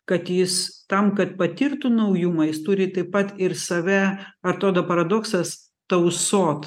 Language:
Lithuanian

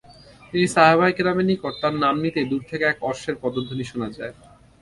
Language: Bangla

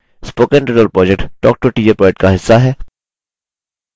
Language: Hindi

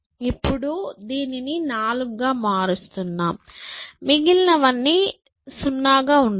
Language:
Telugu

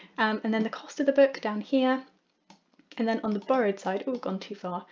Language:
English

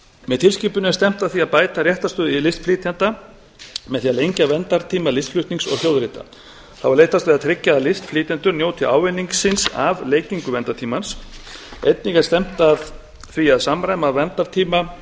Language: Icelandic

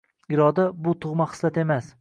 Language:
Uzbek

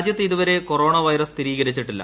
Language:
Malayalam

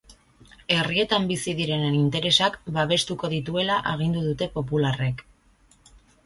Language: Basque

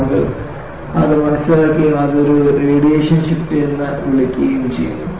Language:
Malayalam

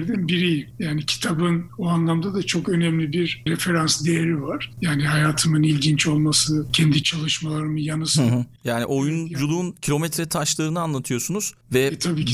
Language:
Turkish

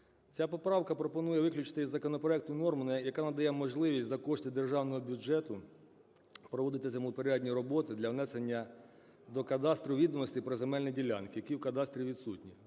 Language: Ukrainian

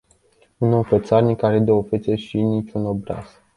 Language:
Romanian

